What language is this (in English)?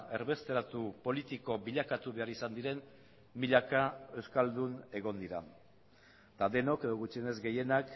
Basque